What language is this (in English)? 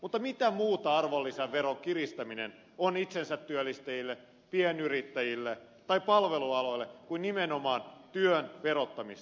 Finnish